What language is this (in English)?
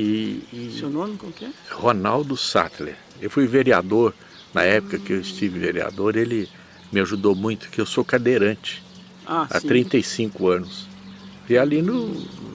Portuguese